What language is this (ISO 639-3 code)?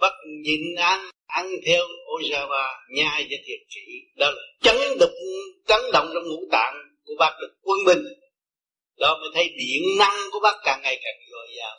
vie